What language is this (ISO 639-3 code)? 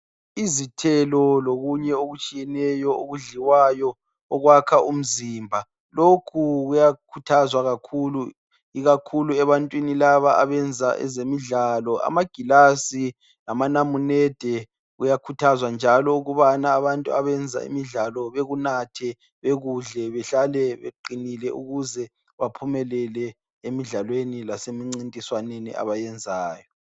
nde